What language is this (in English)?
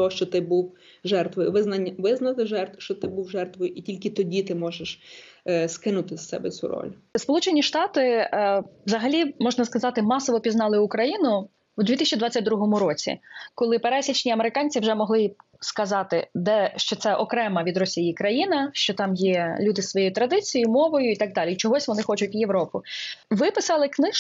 Ukrainian